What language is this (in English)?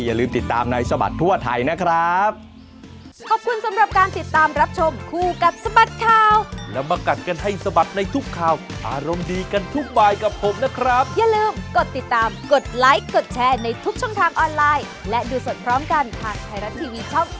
Thai